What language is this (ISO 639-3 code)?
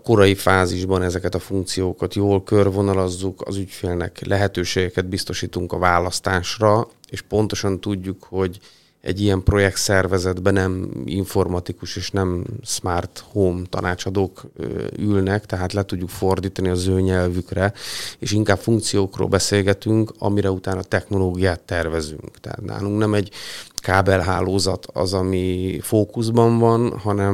hun